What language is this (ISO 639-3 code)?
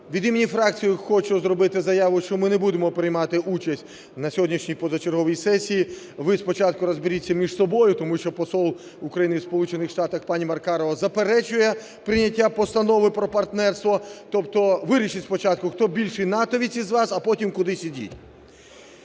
ukr